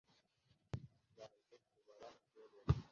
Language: Kinyarwanda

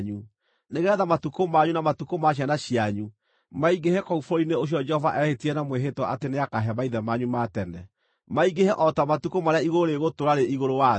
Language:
Kikuyu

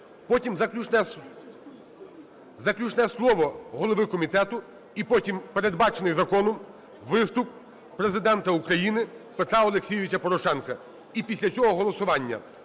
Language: Ukrainian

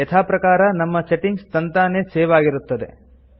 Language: Kannada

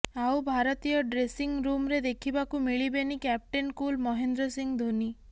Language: Odia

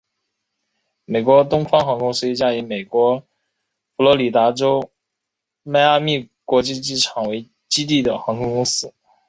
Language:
Chinese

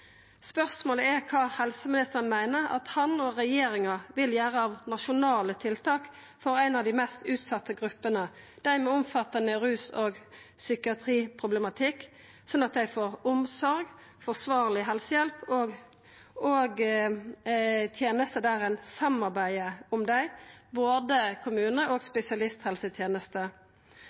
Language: Norwegian Nynorsk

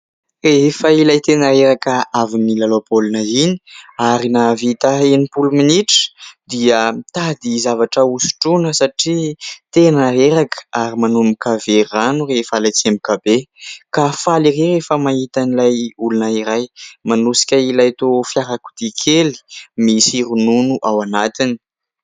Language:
Malagasy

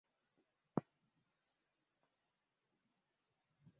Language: Swahili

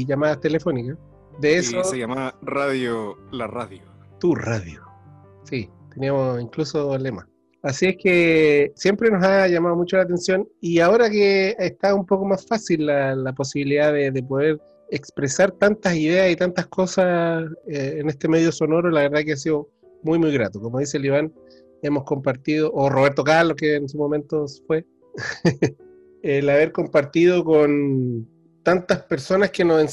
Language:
Spanish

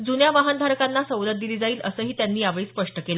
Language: Marathi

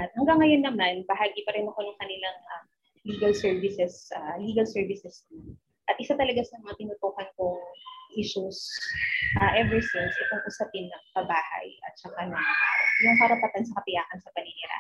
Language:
Filipino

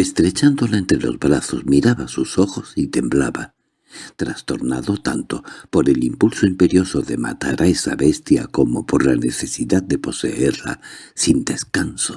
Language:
Spanish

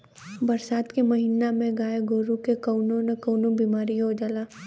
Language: Bhojpuri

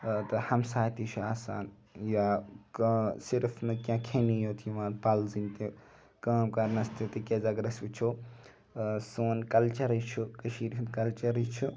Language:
Kashmiri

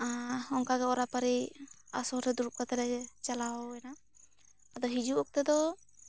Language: Santali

